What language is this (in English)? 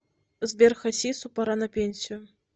Russian